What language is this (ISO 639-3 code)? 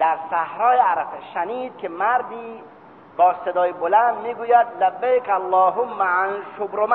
fas